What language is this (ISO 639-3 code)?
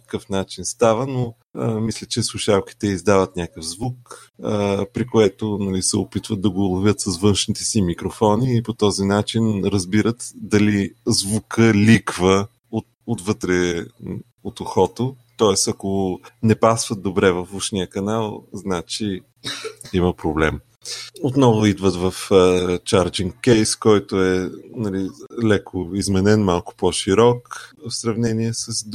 bul